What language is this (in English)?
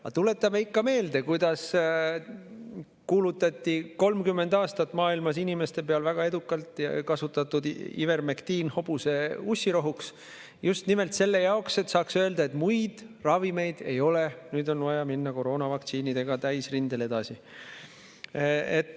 Estonian